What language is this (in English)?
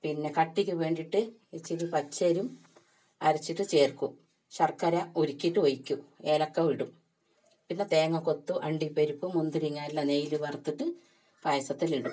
Malayalam